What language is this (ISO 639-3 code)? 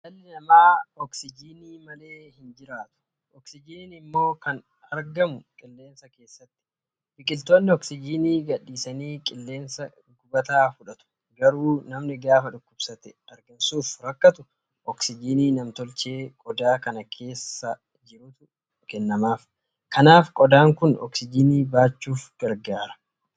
orm